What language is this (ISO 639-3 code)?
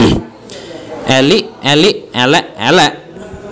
jav